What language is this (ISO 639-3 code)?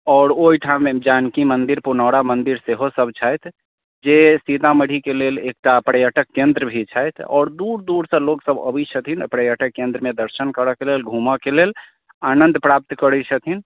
mai